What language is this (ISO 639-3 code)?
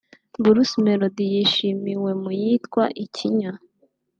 kin